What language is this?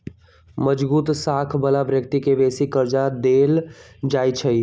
Magahi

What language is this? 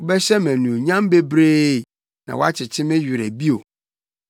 Akan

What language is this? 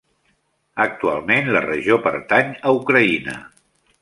Catalan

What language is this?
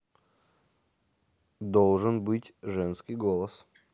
Russian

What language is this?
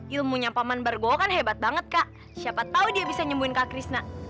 Indonesian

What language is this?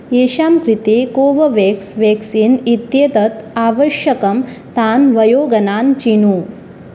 Sanskrit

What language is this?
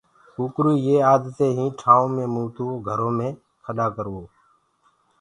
Gurgula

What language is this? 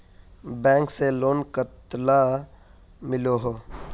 Magahi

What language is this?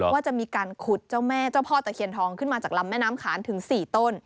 Thai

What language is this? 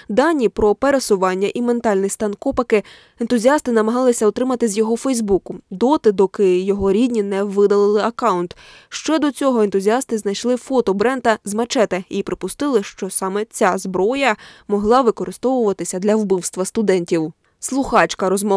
Ukrainian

